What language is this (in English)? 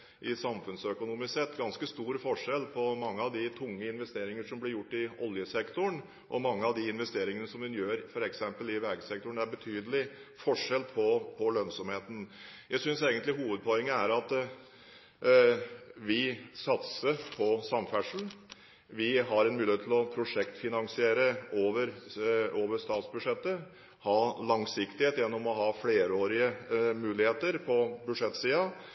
Norwegian Bokmål